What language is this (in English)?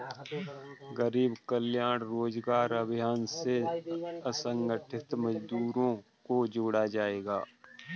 Hindi